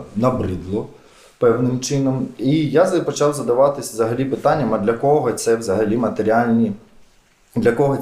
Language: Ukrainian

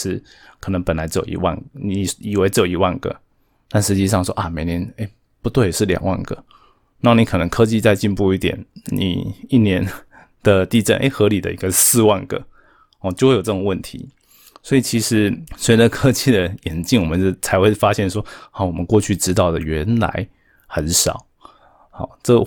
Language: Chinese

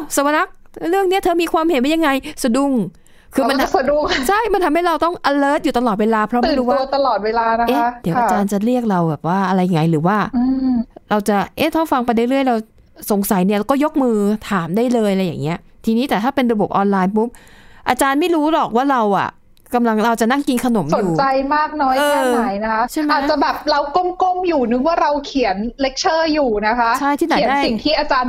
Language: Thai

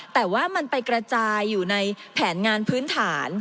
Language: Thai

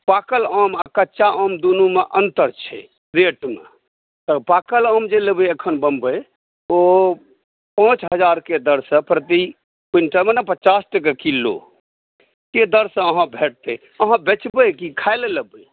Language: Maithili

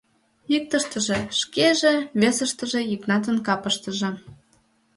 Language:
Mari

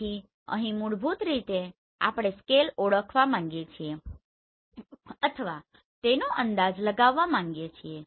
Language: Gujarati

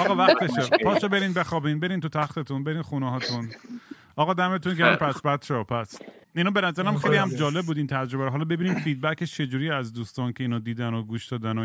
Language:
Persian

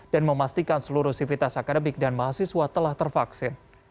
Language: Indonesian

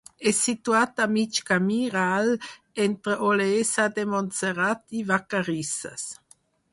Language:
Catalan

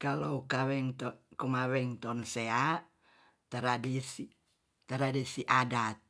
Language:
Tonsea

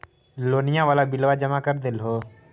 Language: Magahi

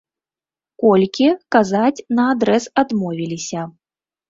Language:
Belarusian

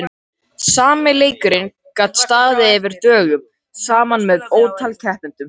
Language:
Icelandic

